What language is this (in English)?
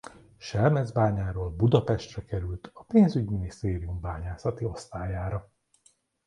Hungarian